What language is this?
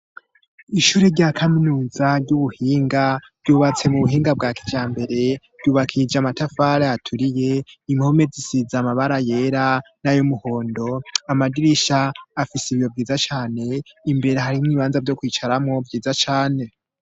Rundi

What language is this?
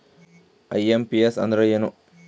Kannada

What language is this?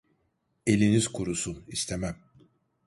Turkish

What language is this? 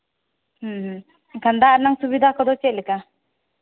Santali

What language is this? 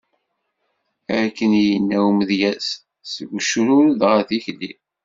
Kabyle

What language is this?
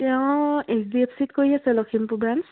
Assamese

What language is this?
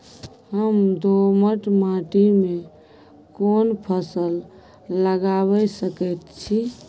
Maithili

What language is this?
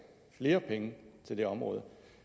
Danish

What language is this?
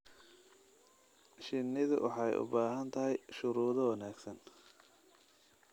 Somali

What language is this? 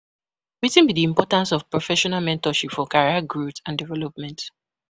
Nigerian Pidgin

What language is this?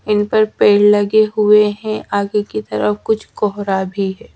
Hindi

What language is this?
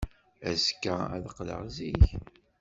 Kabyle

